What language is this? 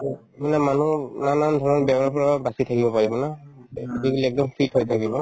Assamese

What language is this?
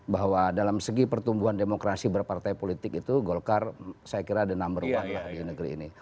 Indonesian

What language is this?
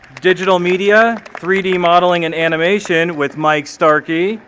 English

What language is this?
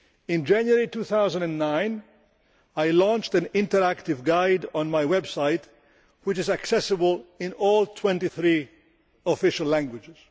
English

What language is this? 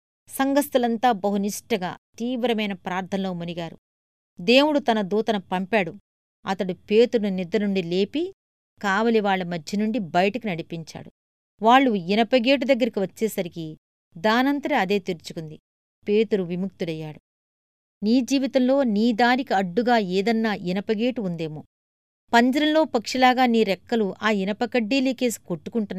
Telugu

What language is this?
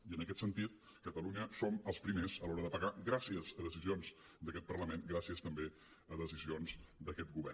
Catalan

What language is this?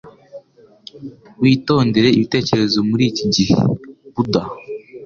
Kinyarwanda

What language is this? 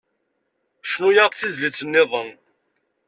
Kabyle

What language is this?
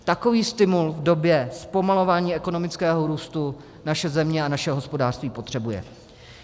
Czech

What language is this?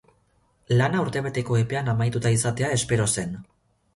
Basque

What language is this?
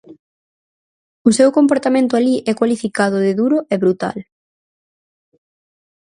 Galician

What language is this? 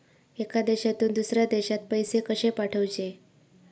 Marathi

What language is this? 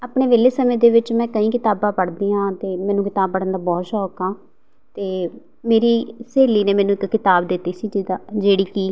Punjabi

